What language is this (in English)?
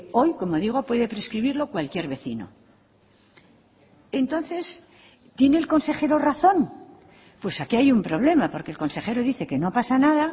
Spanish